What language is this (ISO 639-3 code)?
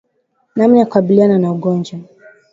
swa